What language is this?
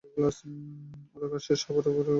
Bangla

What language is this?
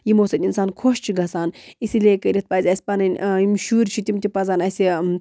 Kashmiri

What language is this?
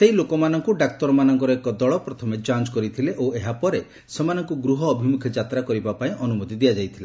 Odia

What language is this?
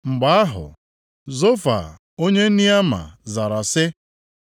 Igbo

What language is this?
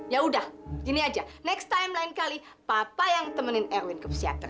Indonesian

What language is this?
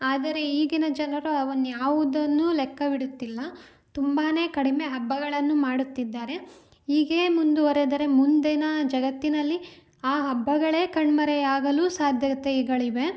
Kannada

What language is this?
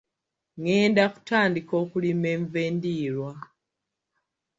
Ganda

